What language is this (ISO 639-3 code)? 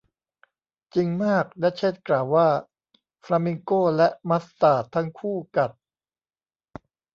tha